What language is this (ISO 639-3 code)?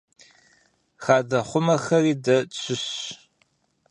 kbd